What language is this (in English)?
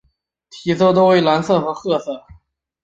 Chinese